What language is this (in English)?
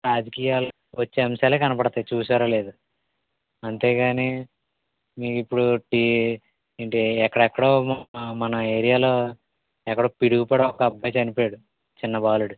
Telugu